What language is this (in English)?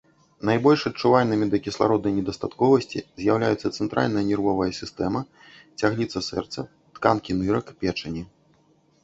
Belarusian